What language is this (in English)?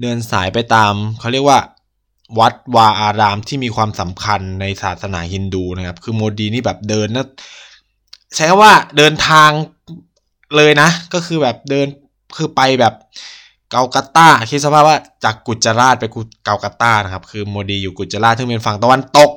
Thai